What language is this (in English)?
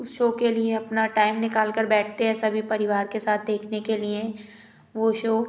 Hindi